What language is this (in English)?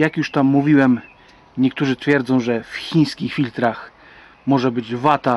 Polish